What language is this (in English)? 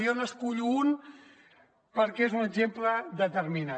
Catalan